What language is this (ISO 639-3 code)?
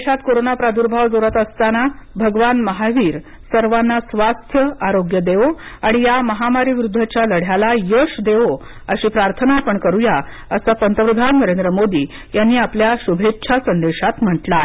mar